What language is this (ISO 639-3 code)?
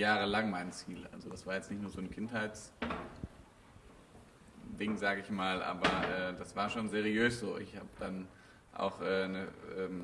deu